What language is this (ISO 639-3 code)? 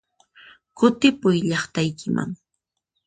qxp